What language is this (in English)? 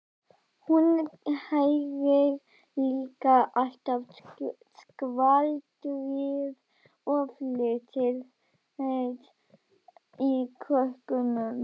Icelandic